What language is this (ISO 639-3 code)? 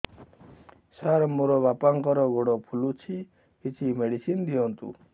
ori